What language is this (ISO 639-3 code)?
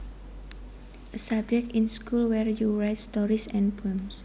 jav